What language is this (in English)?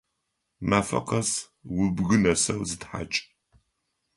Adyghe